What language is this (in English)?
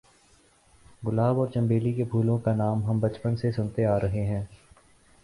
Urdu